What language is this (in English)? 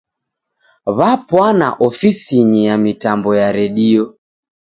Taita